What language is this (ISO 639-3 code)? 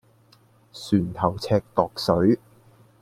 yue